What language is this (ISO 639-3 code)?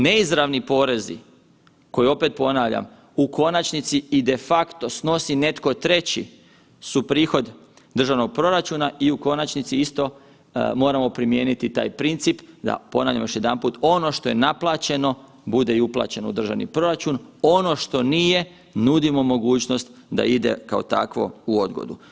hrv